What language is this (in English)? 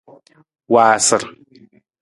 Nawdm